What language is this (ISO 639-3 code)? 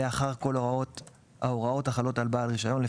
heb